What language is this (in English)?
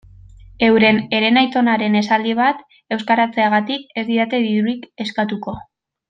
Basque